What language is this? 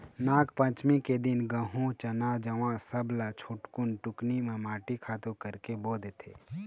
Chhattisgarhi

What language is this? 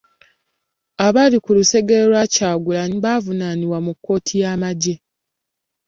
Ganda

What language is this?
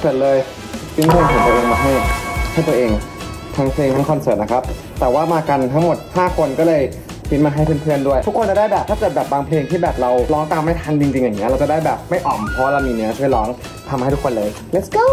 Thai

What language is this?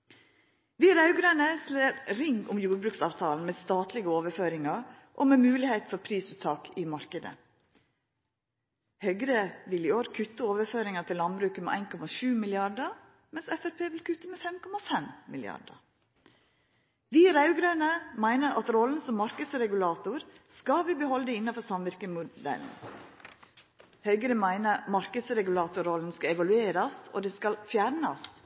Norwegian Nynorsk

